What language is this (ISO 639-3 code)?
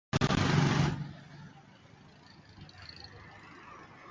swa